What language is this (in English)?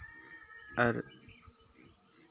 Santali